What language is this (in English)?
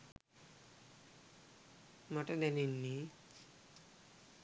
Sinhala